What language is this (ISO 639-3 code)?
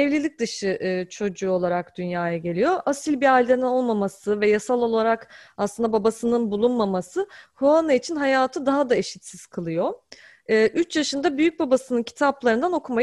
tur